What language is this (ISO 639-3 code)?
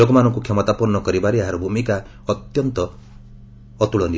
ori